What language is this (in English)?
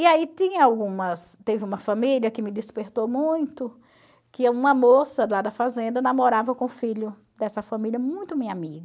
Portuguese